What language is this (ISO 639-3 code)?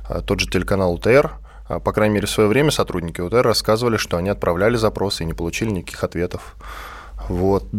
rus